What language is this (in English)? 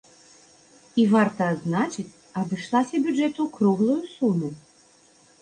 Belarusian